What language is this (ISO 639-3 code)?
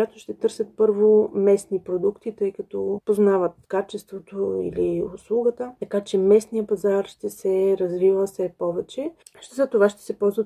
bul